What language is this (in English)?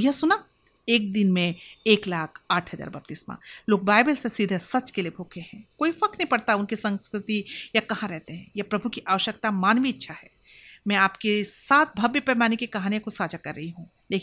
Hindi